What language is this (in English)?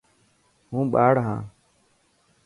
Dhatki